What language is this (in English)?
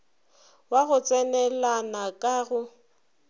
Northern Sotho